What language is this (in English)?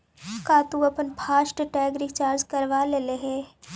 Magahi